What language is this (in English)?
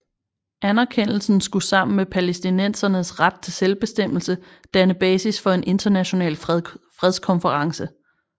Danish